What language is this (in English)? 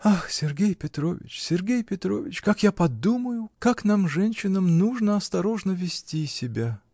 Russian